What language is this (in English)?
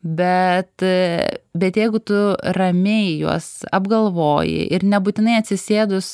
Lithuanian